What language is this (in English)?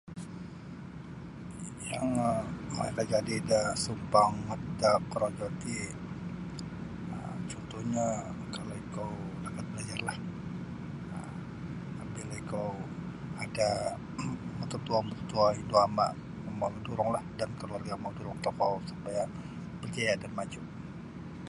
Sabah Bisaya